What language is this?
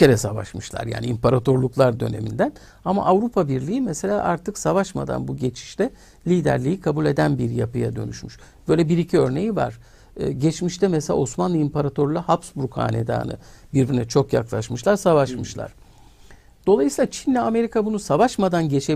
Turkish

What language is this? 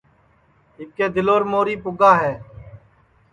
Sansi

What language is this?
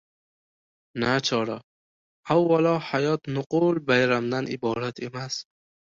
Uzbek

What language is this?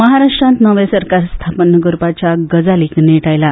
Konkani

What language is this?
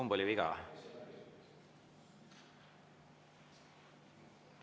Estonian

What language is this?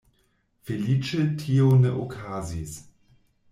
Esperanto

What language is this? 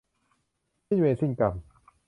Thai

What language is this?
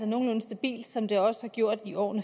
Danish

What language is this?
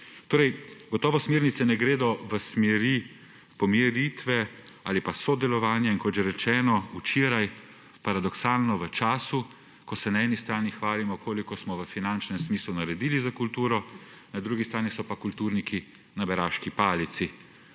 Slovenian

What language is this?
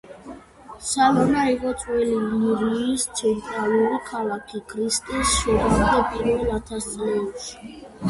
Georgian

